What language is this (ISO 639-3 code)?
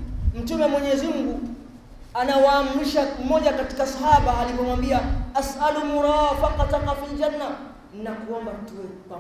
swa